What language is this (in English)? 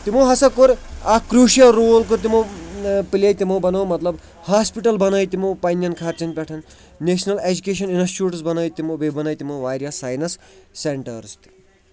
Kashmiri